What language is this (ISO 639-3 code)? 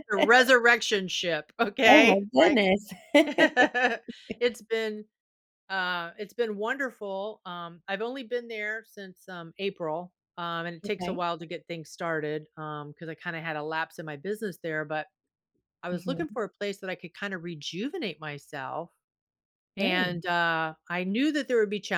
eng